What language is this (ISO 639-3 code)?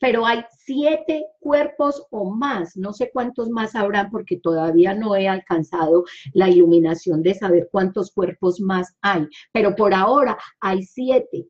spa